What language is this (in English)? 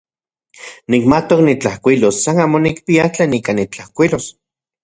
Central Puebla Nahuatl